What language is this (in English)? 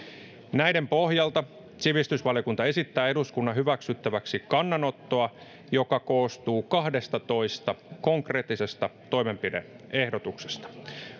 Finnish